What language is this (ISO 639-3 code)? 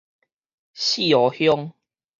nan